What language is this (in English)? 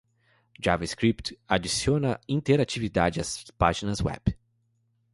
Portuguese